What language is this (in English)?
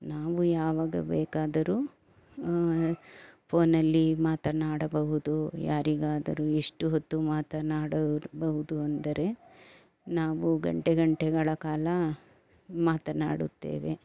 Kannada